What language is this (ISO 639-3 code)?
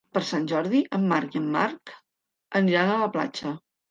cat